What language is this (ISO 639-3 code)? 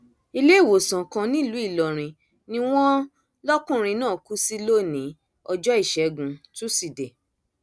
yor